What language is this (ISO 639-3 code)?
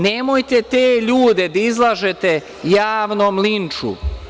srp